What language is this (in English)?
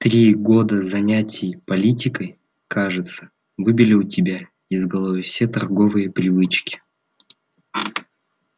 Russian